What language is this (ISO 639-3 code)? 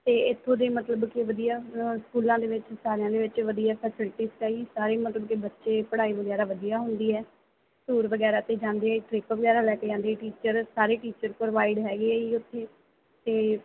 pan